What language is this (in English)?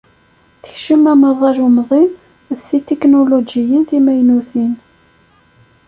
Kabyle